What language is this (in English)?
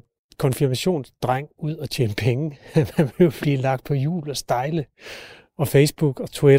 Danish